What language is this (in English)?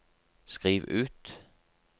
Norwegian